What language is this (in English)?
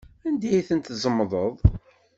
Kabyle